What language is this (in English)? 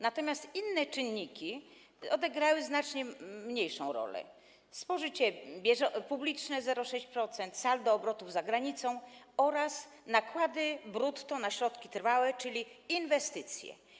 Polish